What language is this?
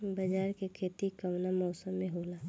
Bhojpuri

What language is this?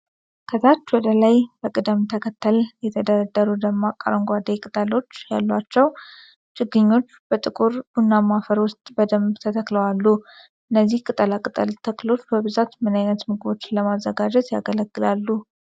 Amharic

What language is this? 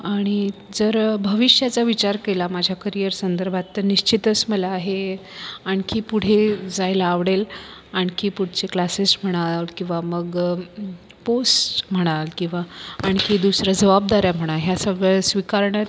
Marathi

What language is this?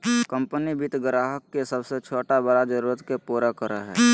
Magahi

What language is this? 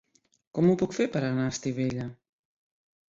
Catalan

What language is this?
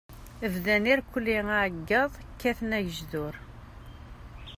Kabyle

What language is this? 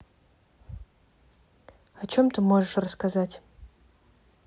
Russian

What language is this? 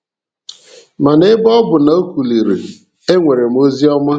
Igbo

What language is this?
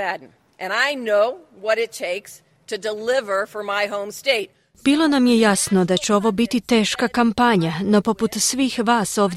Croatian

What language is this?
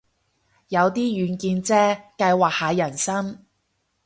Cantonese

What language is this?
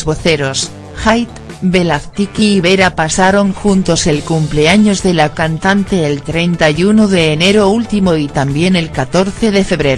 Spanish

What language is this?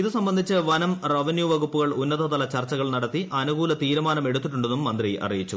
Malayalam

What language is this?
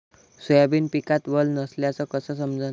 Marathi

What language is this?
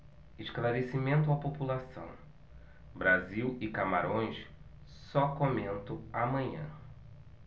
Portuguese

